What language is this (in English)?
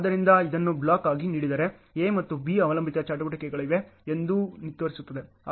Kannada